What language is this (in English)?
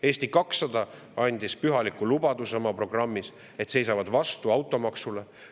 Estonian